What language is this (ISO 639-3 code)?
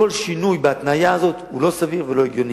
heb